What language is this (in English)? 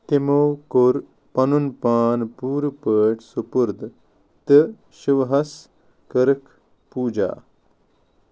Kashmiri